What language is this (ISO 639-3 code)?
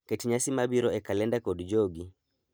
luo